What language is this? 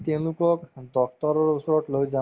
Assamese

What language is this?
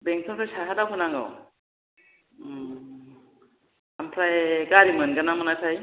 Bodo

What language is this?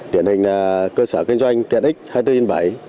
Vietnamese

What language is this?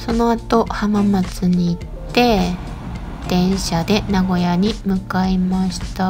Japanese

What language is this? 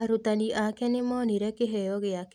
Kikuyu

